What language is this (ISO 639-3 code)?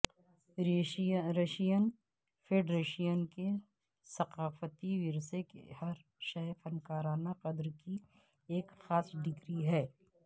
urd